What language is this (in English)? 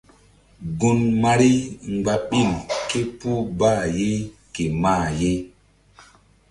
Mbum